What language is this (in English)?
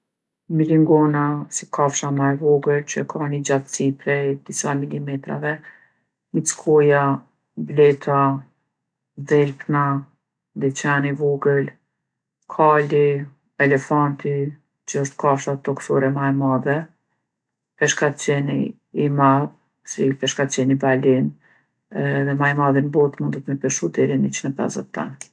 Gheg Albanian